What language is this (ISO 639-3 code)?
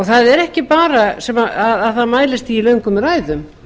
isl